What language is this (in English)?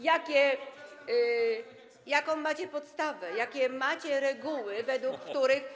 Polish